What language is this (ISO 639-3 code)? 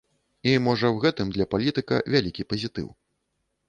bel